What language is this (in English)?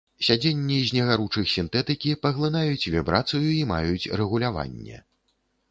Belarusian